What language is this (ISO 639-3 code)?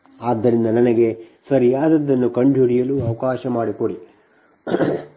kan